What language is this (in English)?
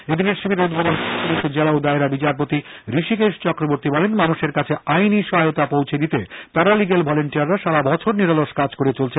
Bangla